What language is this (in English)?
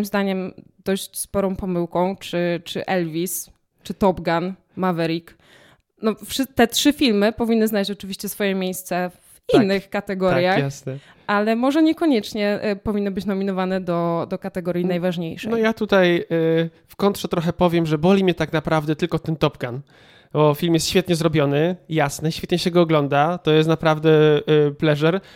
Polish